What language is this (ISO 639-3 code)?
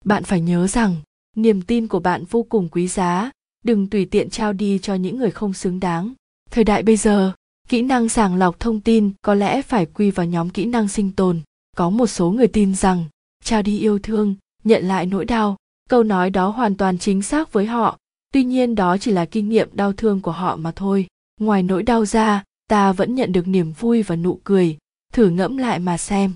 vie